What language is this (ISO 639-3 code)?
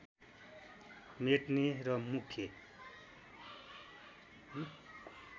nep